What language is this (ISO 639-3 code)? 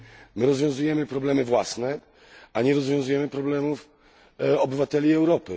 pol